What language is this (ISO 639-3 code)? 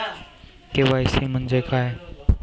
mar